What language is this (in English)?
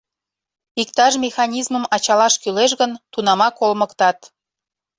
Mari